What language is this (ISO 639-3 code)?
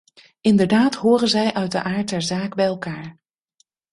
nld